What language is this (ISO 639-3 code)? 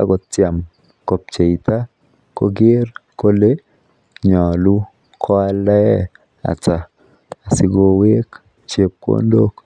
kln